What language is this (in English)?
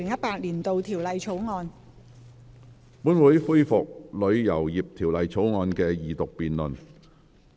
Cantonese